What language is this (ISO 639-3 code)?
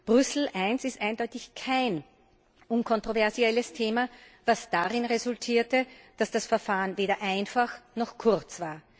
deu